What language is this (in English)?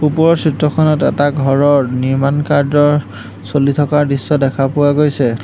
Assamese